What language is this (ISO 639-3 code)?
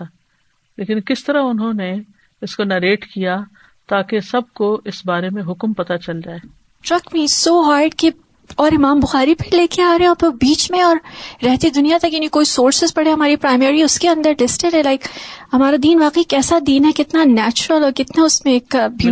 urd